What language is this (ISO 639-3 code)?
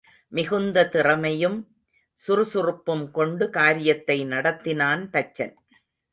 tam